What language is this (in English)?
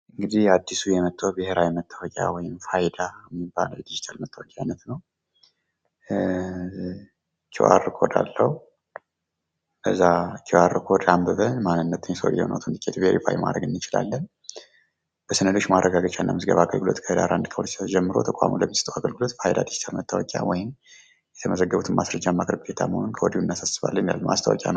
Amharic